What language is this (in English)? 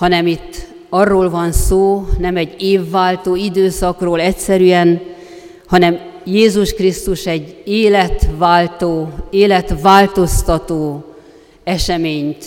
Hungarian